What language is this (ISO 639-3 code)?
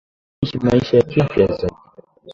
swa